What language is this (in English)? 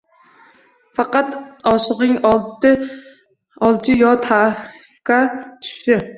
Uzbek